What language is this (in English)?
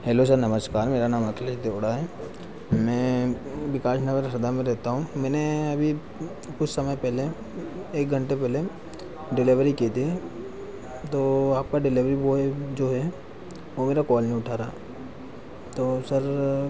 Hindi